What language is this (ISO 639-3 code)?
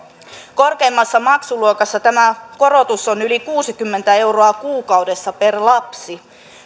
fin